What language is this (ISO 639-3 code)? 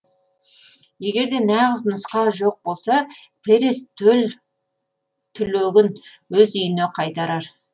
kaz